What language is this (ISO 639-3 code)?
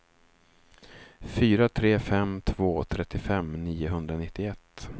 swe